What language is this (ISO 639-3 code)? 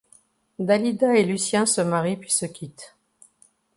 fra